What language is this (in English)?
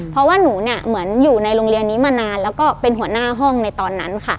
Thai